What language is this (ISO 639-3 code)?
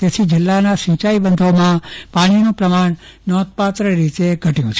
guj